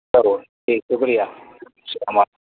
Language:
Urdu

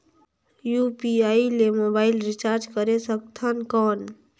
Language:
Chhattisgarhi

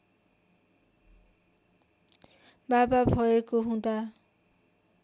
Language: Nepali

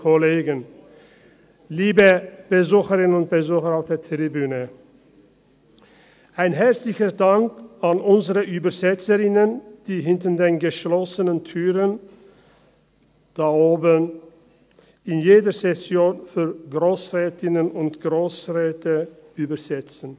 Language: Swiss German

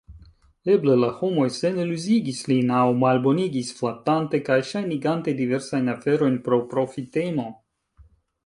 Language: Esperanto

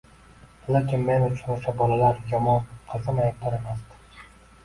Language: Uzbek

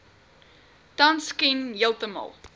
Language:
Afrikaans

